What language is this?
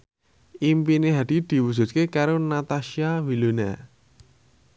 Javanese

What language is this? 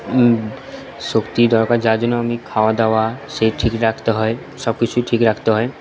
Bangla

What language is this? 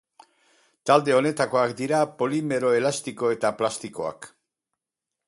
Basque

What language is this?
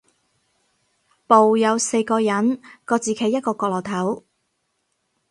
Cantonese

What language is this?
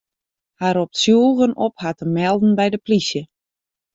Western Frisian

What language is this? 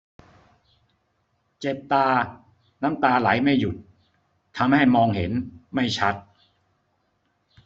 Thai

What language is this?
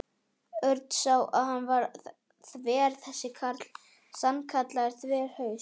Icelandic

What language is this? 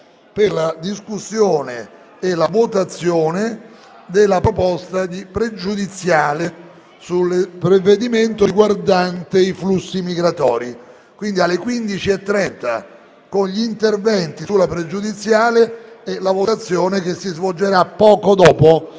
Italian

